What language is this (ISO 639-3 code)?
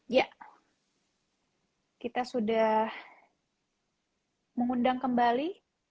ind